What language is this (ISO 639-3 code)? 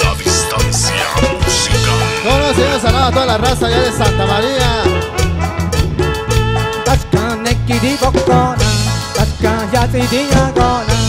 spa